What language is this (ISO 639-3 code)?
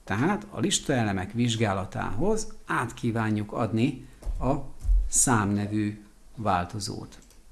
hun